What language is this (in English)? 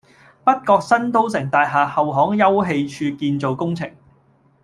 Cantonese